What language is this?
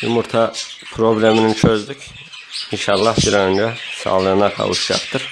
Turkish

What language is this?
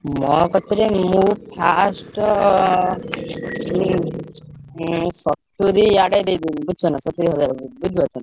Odia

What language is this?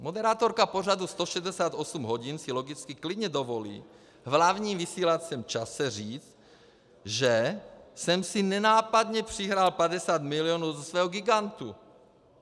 Czech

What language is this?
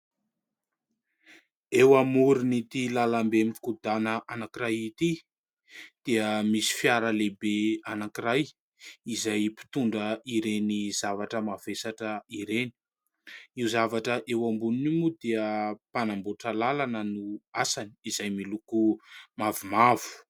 Malagasy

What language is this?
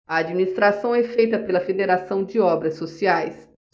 Portuguese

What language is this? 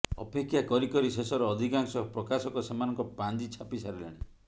Odia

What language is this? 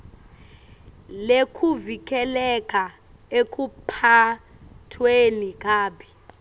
Swati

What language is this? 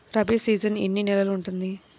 Telugu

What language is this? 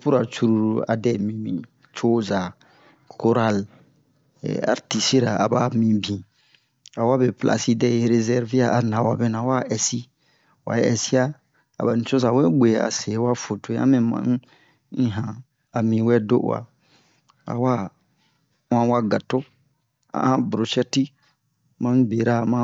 Bomu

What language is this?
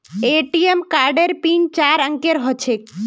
Magahi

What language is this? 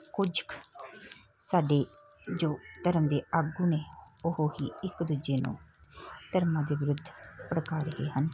Punjabi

